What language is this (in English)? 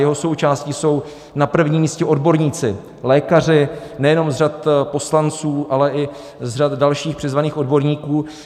Czech